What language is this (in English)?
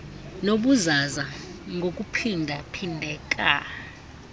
Xhosa